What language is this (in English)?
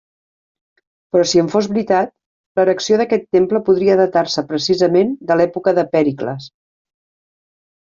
Catalan